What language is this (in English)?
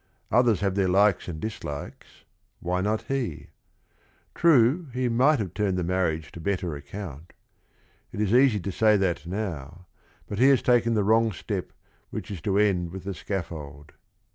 English